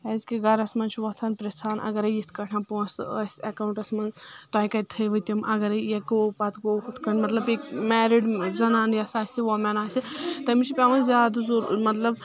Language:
Kashmiri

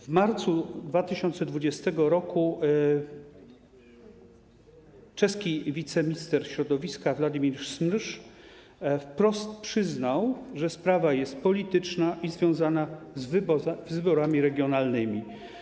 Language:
Polish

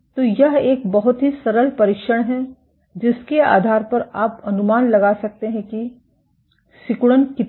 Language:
Hindi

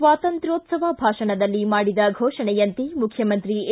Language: Kannada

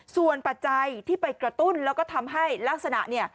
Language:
Thai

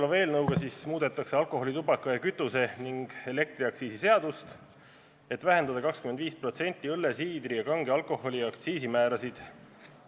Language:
Estonian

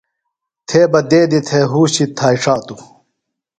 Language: Phalura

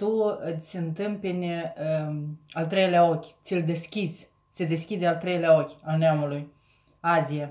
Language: Romanian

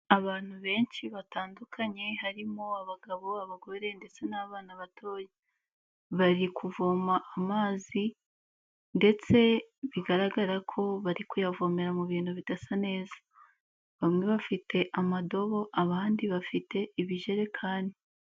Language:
Kinyarwanda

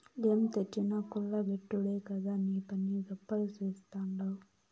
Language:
Telugu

